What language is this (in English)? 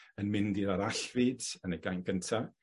Welsh